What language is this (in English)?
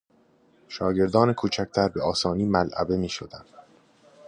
Persian